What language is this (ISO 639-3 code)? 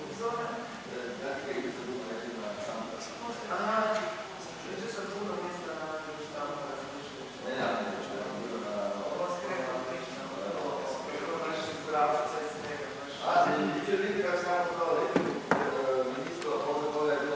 hrv